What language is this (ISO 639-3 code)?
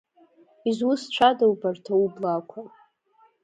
abk